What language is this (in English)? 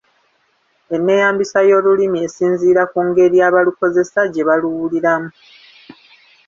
Ganda